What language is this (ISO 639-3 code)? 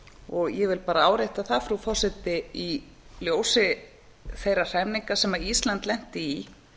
isl